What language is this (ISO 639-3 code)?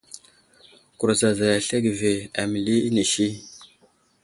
udl